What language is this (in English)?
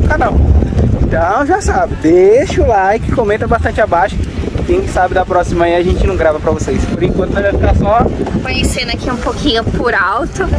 Portuguese